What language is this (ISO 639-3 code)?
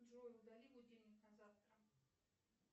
rus